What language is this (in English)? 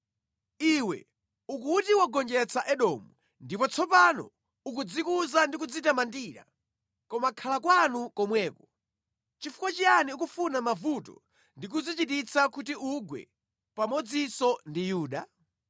Nyanja